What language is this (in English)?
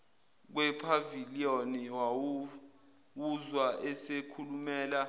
Zulu